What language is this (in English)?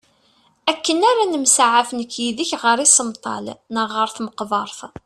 Kabyle